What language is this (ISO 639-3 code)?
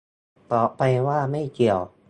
tha